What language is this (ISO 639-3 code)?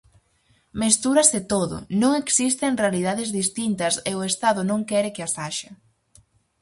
glg